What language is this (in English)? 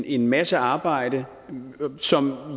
Danish